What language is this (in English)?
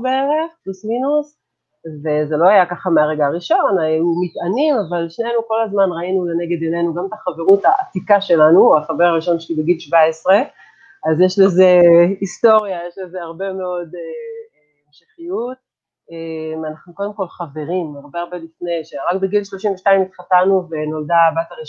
Hebrew